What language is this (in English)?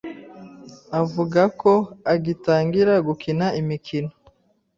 Kinyarwanda